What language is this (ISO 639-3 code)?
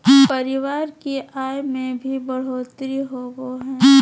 mag